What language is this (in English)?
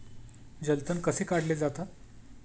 Marathi